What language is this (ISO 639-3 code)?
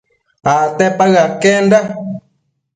mcf